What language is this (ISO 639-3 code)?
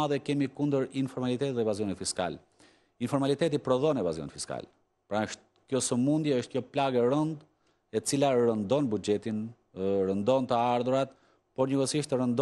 bul